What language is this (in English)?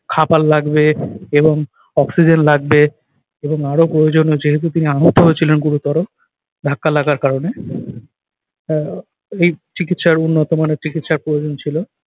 Bangla